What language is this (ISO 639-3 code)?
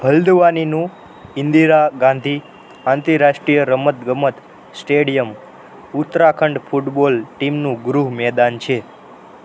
guj